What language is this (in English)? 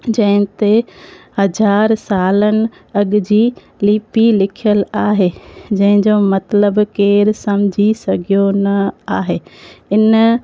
Sindhi